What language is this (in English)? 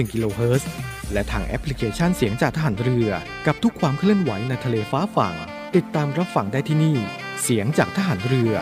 Thai